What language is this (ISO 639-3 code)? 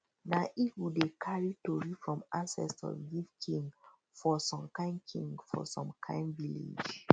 pcm